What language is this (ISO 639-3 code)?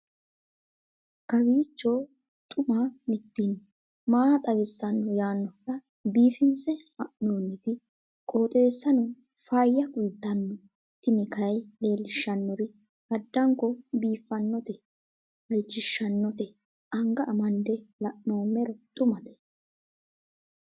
sid